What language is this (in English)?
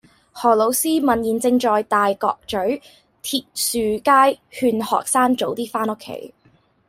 Cantonese